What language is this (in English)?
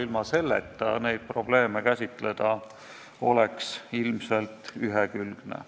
Estonian